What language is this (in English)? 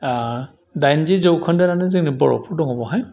Bodo